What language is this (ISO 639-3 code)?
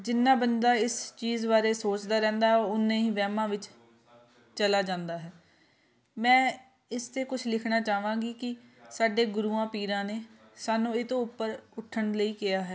pan